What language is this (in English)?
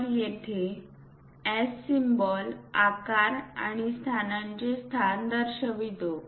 Marathi